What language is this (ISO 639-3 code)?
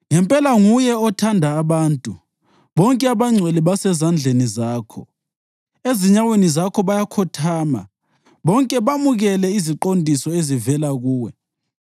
nde